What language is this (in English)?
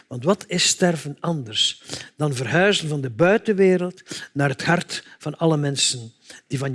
Dutch